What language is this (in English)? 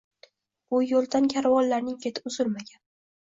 Uzbek